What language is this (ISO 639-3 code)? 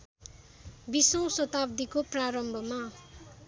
nep